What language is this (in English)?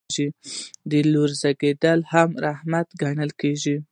Pashto